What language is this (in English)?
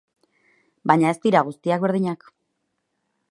Basque